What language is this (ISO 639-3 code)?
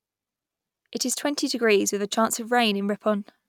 eng